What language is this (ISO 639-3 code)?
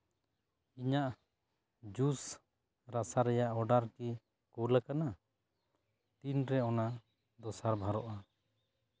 sat